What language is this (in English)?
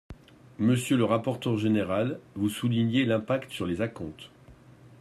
French